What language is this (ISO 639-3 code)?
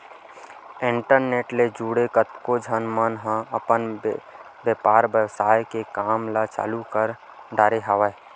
hne